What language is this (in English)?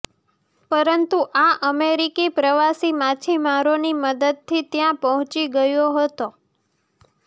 Gujarati